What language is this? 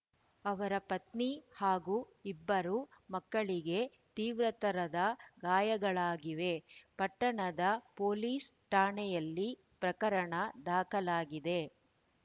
Kannada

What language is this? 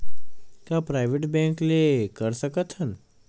Chhattisgarhi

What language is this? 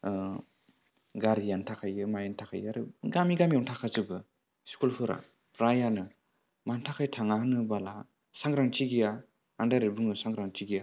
Bodo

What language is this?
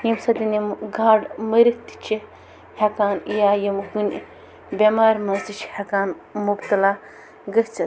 Kashmiri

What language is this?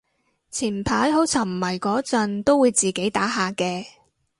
Cantonese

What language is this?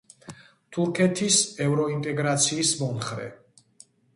Georgian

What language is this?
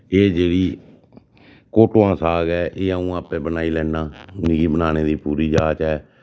Dogri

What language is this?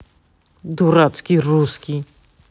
Russian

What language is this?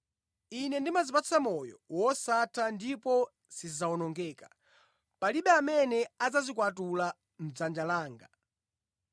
Nyanja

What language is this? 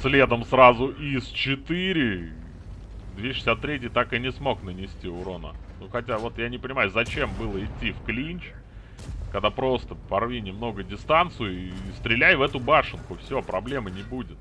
Russian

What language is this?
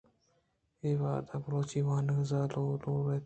Eastern Balochi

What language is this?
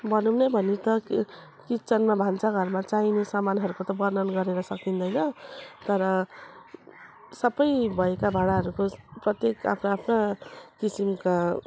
Nepali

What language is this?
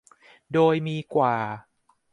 Thai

